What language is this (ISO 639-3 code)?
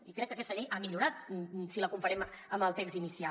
cat